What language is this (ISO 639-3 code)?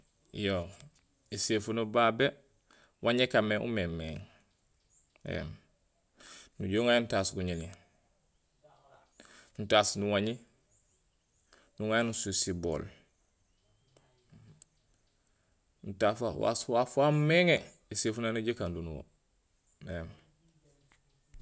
gsl